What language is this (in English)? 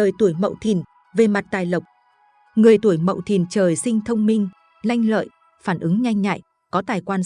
Vietnamese